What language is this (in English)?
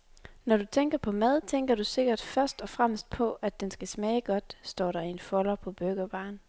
Danish